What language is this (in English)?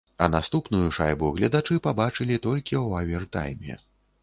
Belarusian